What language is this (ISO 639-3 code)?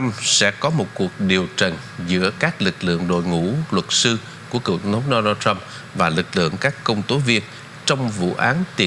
vie